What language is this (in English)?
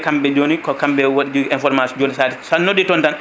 Fula